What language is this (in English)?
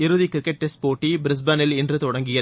Tamil